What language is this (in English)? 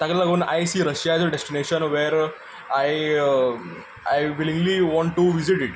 Konkani